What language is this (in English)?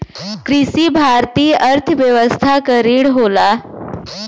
Bhojpuri